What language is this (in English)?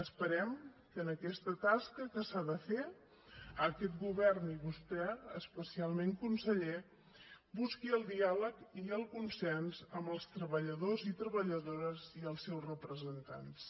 Catalan